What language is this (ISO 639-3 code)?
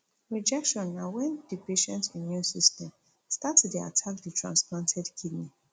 pcm